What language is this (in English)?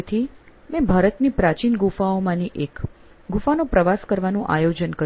Gujarati